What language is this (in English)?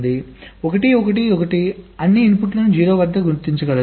Telugu